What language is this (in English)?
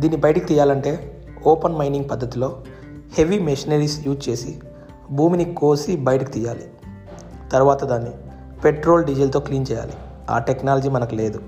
Telugu